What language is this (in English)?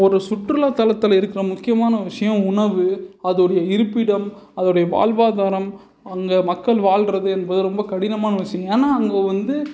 Tamil